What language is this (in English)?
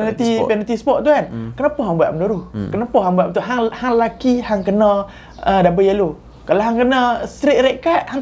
Malay